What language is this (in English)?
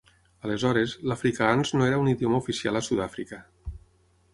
Catalan